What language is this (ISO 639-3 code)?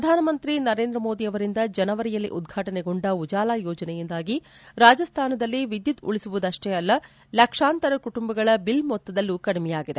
kan